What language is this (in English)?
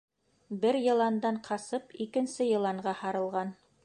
Bashkir